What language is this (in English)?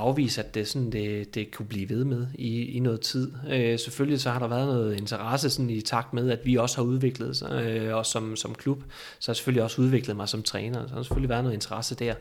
Danish